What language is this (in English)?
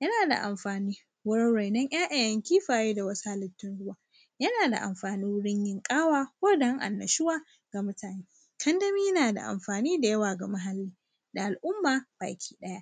Hausa